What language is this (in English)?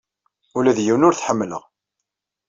Kabyle